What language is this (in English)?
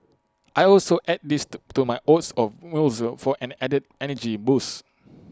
English